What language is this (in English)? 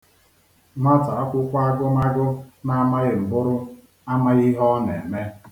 Igbo